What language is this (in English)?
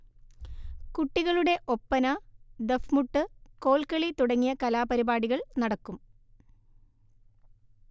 Malayalam